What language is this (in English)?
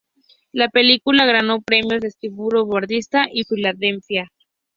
Spanish